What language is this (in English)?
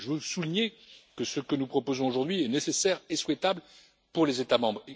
French